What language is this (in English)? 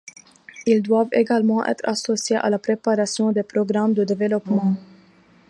French